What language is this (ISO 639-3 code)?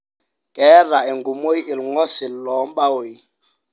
mas